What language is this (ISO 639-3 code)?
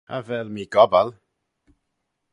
glv